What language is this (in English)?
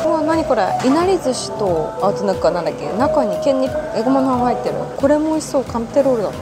Japanese